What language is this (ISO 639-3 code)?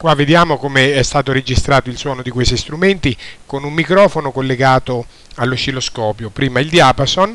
ita